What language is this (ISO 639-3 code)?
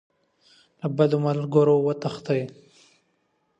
pus